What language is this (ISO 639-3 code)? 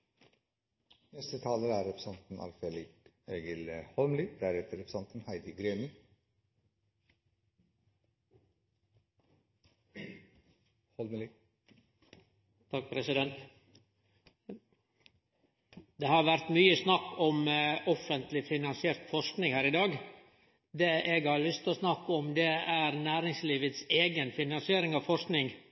nor